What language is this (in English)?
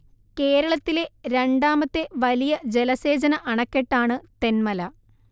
Malayalam